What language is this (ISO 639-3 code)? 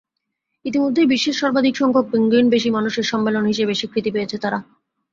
ben